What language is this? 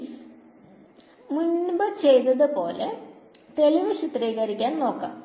Malayalam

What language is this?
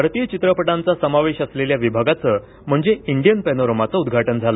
Marathi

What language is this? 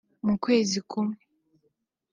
Kinyarwanda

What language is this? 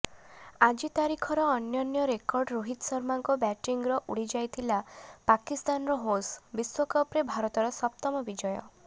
Odia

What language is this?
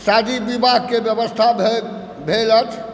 Maithili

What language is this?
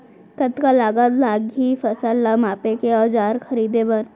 Chhattisgarhi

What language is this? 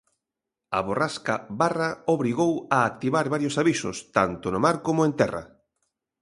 Galician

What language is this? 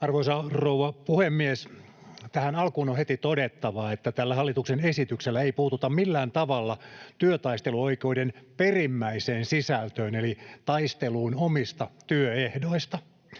Finnish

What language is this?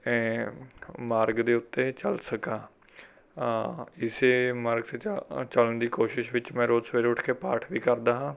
Punjabi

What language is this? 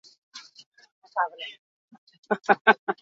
Basque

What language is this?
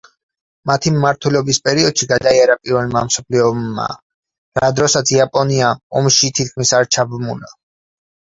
Georgian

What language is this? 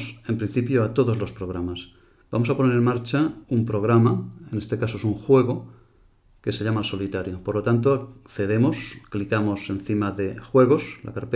Spanish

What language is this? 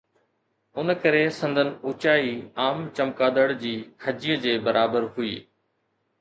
Sindhi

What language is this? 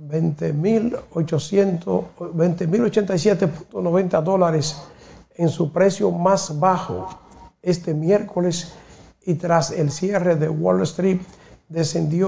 Spanish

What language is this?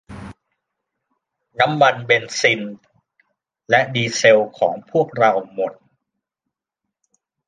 Thai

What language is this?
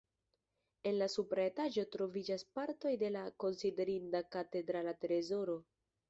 Esperanto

